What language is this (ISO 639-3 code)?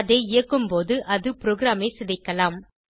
tam